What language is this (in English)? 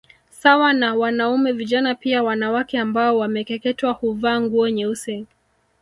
Swahili